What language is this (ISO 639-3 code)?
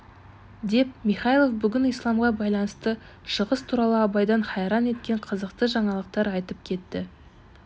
kaz